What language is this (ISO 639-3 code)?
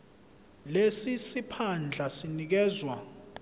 zul